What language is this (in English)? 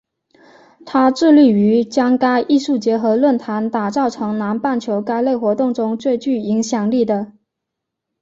Chinese